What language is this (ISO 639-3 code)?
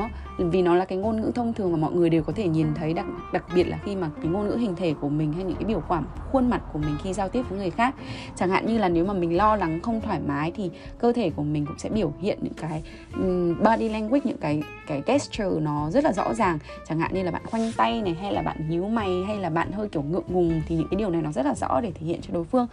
vie